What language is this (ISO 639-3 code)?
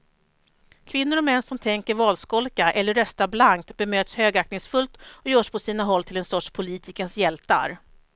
swe